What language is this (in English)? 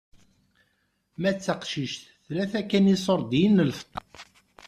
Kabyle